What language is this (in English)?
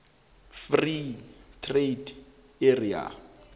South Ndebele